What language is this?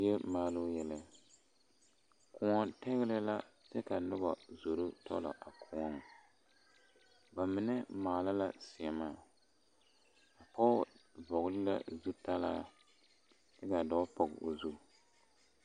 Southern Dagaare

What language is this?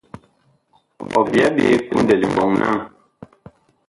Bakoko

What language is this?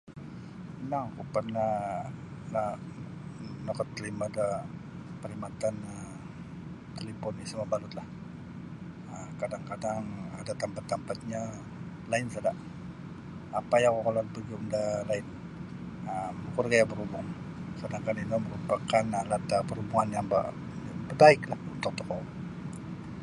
Sabah Bisaya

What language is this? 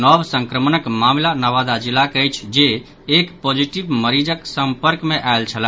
Maithili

